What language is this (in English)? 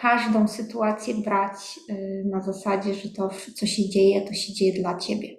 Polish